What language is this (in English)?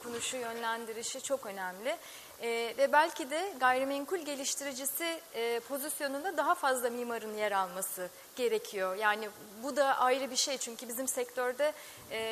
Turkish